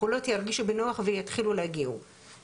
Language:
Hebrew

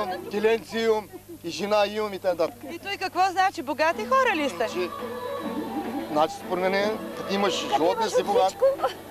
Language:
Romanian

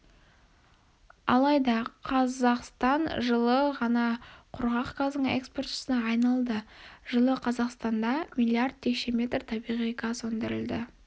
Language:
Kazakh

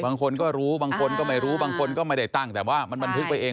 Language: Thai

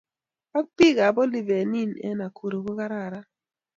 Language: Kalenjin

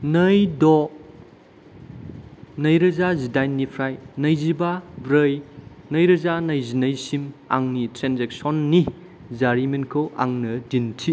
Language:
Bodo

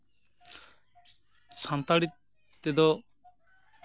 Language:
Santali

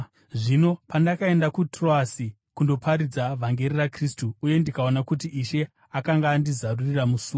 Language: Shona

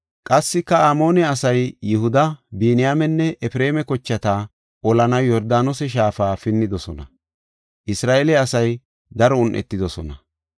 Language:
Gofa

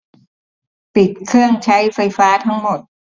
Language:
Thai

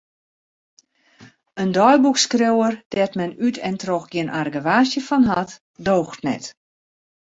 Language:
Western Frisian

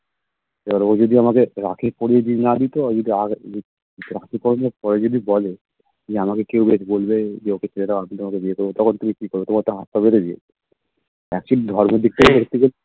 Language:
Bangla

